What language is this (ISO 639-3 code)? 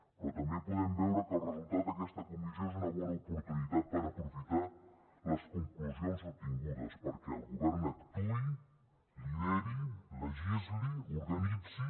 cat